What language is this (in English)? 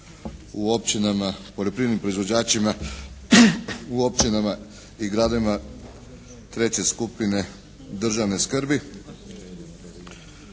Croatian